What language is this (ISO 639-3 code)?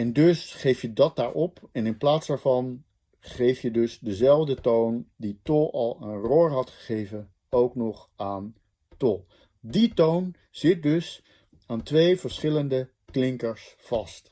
nld